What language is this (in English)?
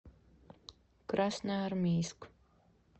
Russian